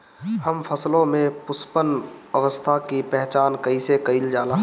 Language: Bhojpuri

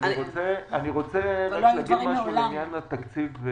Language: Hebrew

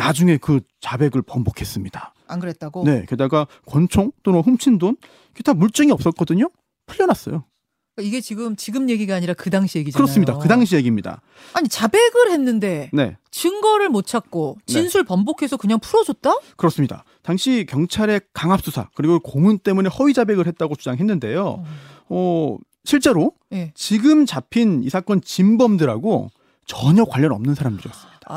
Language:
Korean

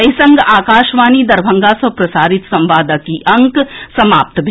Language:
Maithili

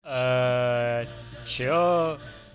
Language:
Russian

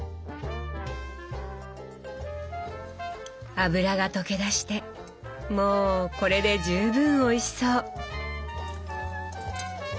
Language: Japanese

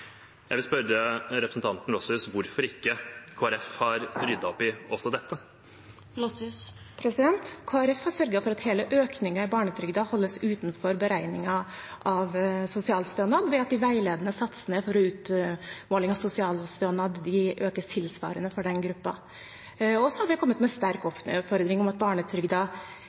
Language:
Norwegian Bokmål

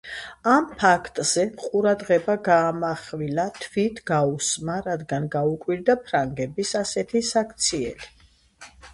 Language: Georgian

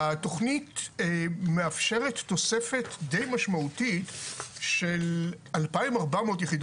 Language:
Hebrew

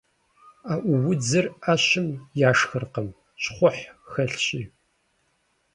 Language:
Kabardian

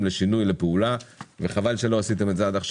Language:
Hebrew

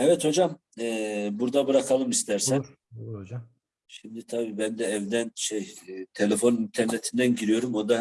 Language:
Turkish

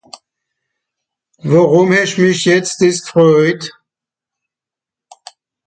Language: Swiss German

